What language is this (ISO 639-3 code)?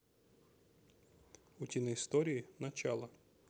rus